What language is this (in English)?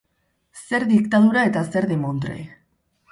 Basque